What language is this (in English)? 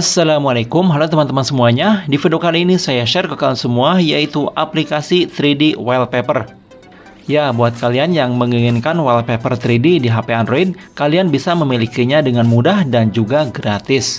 Indonesian